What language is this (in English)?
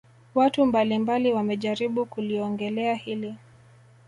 Swahili